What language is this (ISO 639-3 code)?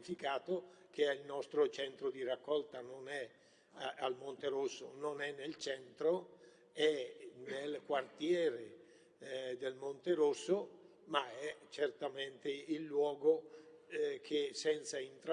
ita